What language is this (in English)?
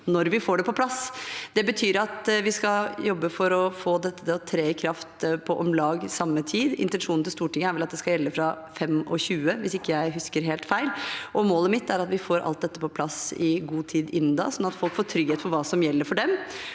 Norwegian